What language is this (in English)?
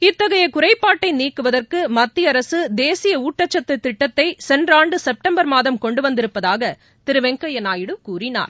Tamil